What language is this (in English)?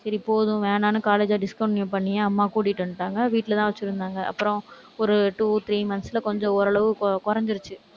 Tamil